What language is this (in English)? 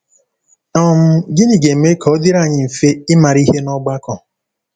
Igbo